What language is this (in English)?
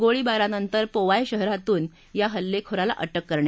Marathi